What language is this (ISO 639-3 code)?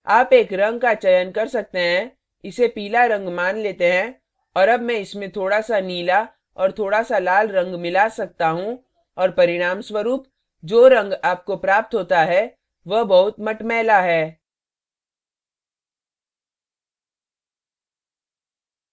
hin